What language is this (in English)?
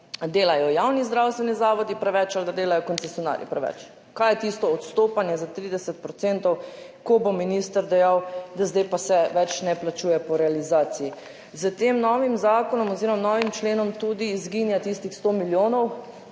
Slovenian